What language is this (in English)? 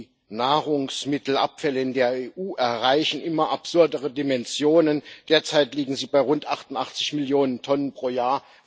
German